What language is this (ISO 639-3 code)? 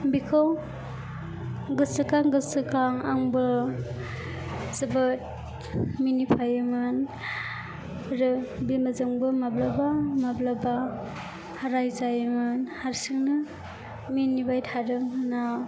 brx